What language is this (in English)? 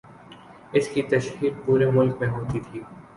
Urdu